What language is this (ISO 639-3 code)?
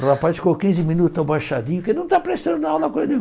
por